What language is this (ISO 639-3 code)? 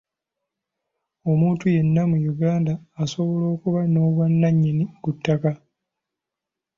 lug